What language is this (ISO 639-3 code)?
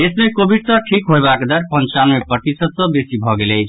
mai